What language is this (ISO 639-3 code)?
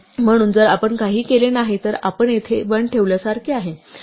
mar